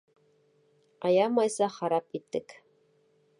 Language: Bashkir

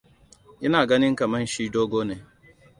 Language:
Hausa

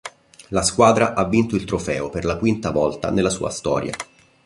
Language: Italian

